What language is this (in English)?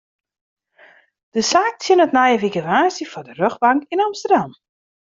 Western Frisian